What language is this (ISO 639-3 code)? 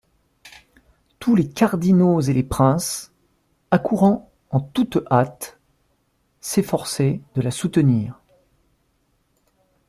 fra